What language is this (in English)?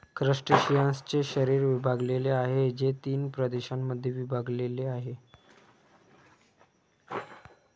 Marathi